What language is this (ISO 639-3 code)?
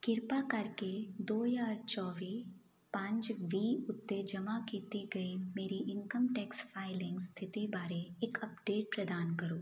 pan